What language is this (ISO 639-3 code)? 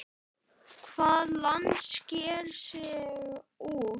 isl